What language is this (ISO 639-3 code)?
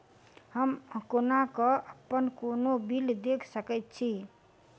mai